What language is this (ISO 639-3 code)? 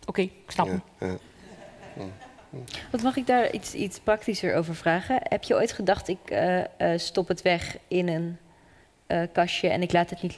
nld